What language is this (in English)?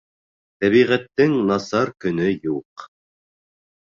Bashkir